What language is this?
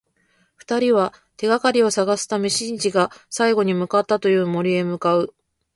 Japanese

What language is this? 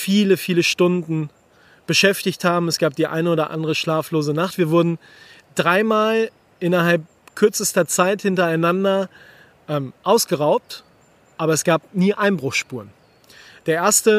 German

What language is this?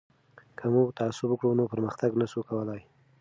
Pashto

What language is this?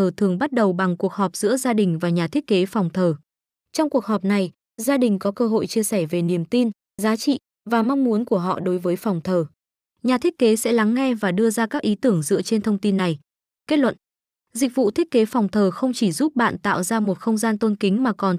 Vietnamese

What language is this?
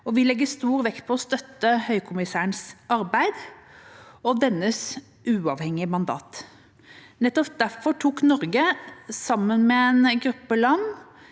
Norwegian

